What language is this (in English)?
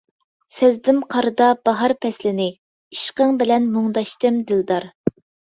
Uyghur